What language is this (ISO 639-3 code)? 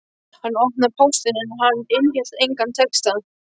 isl